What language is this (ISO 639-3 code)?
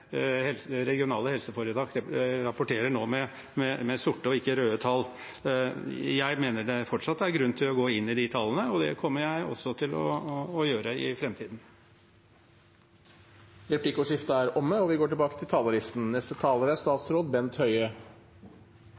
nor